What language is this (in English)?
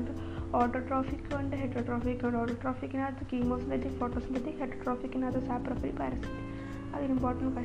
Malayalam